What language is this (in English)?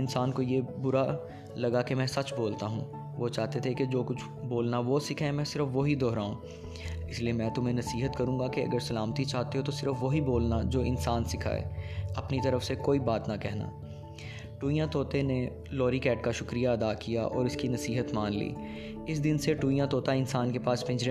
Urdu